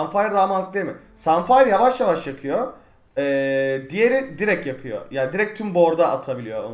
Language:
Turkish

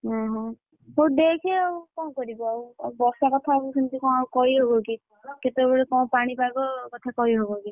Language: Odia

